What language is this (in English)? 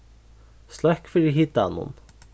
Faroese